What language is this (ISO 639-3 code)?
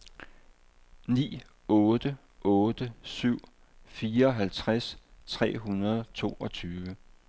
dan